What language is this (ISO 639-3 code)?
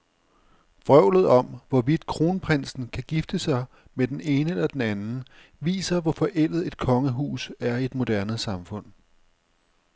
dan